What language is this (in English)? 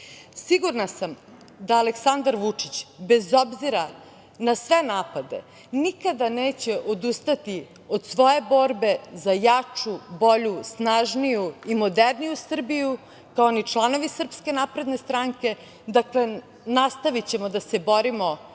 Serbian